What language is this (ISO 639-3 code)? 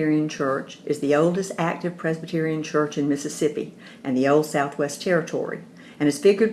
eng